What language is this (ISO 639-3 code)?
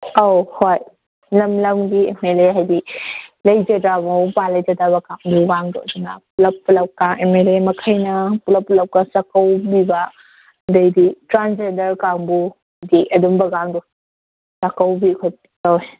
mni